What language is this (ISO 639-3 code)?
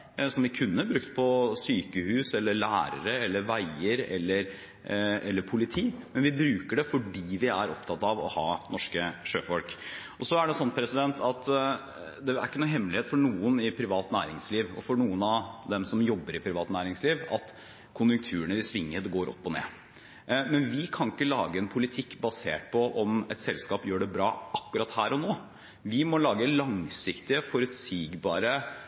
nob